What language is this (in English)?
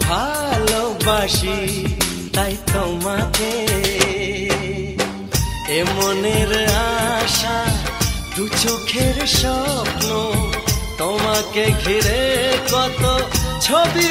Hindi